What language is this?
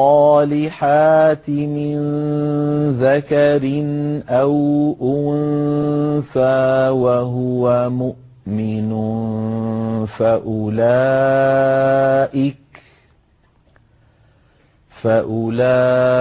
Arabic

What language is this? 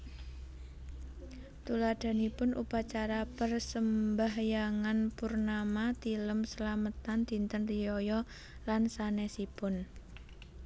Javanese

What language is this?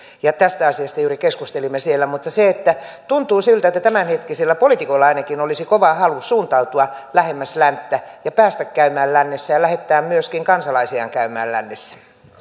Finnish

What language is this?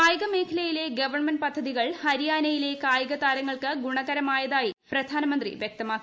Malayalam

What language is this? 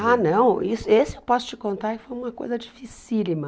Portuguese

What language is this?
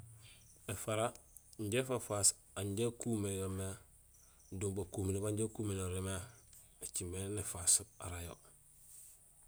Gusilay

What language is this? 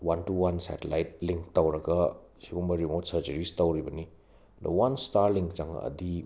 Manipuri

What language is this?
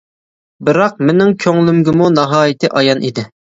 Uyghur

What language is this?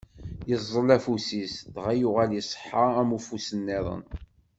Kabyle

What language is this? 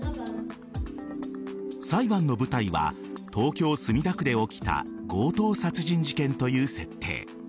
Japanese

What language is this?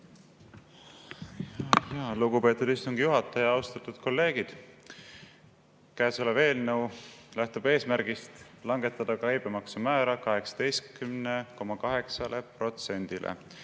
Estonian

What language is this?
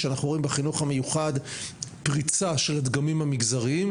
Hebrew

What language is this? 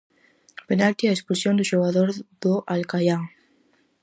Galician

